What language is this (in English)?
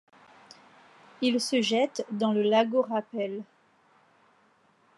French